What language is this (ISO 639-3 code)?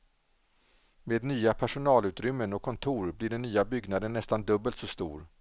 swe